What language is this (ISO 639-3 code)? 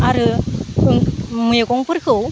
brx